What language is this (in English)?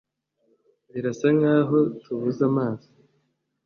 Kinyarwanda